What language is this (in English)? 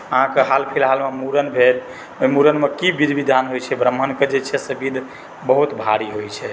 Maithili